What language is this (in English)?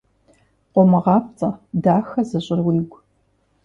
Kabardian